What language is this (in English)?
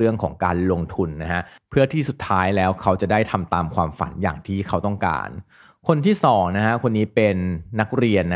Thai